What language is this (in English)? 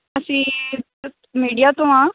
Punjabi